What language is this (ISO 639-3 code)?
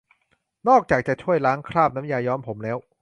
tha